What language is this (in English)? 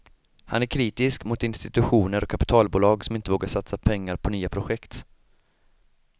Swedish